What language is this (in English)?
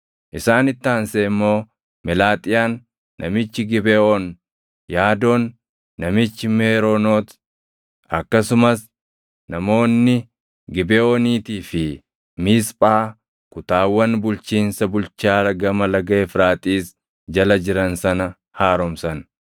Oromo